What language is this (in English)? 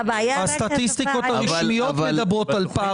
Hebrew